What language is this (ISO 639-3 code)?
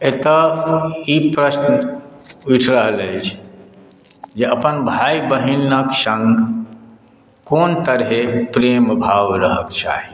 mai